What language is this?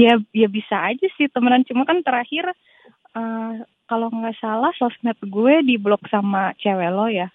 Indonesian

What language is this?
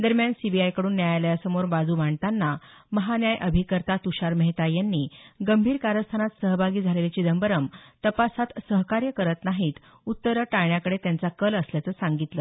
Marathi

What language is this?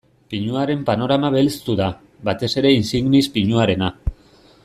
Basque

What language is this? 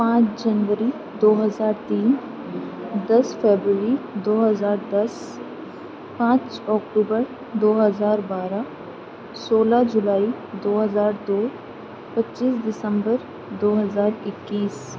Urdu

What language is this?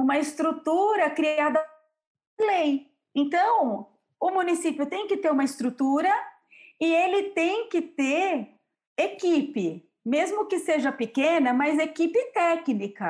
Portuguese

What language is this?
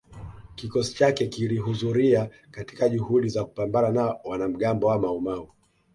Swahili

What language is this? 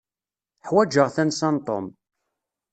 Kabyle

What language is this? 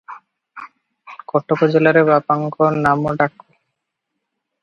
Odia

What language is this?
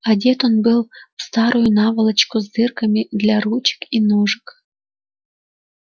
Russian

